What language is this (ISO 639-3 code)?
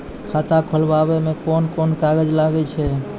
mai